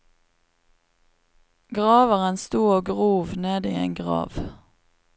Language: Norwegian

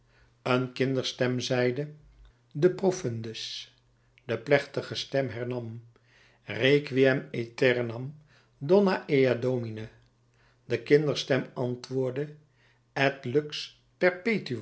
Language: Dutch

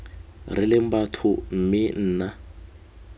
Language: Tswana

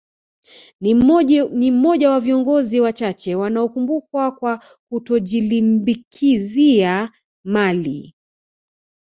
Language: Swahili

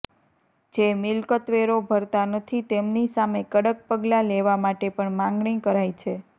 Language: Gujarati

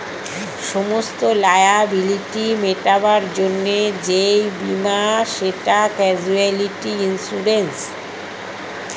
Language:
Bangla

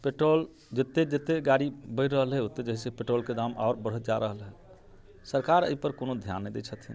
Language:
Maithili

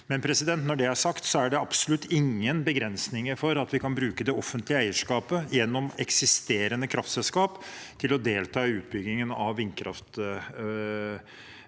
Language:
Norwegian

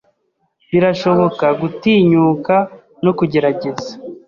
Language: Kinyarwanda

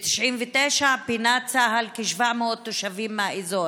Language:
Hebrew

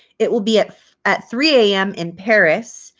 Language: English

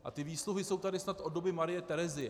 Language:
Czech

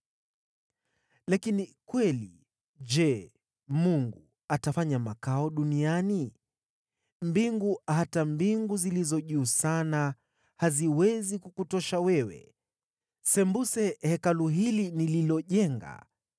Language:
Swahili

